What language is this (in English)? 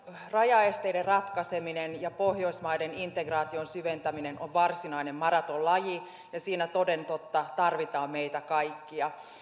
Finnish